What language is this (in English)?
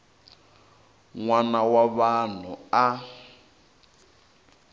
Tsonga